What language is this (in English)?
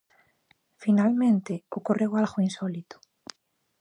Galician